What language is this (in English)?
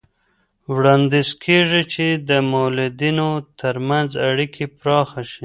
Pashto